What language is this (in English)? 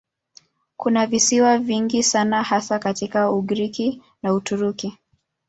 Swahili